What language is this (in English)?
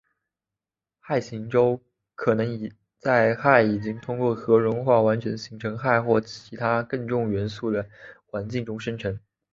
Chinese